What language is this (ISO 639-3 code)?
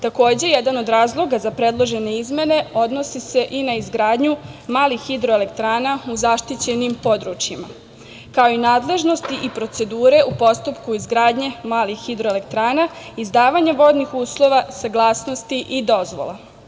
srp